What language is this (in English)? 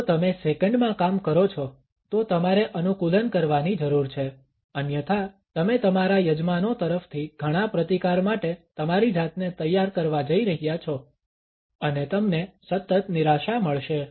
Gujarati